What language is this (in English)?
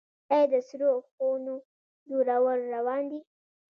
Pashto